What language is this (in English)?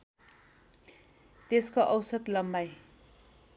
Nepali